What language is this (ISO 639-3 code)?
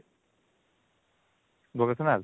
ori